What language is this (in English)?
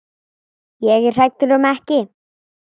Icelandic